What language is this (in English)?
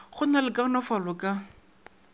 Northern Sotho